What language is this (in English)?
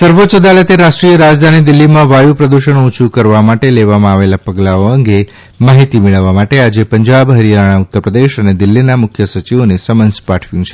Gujarati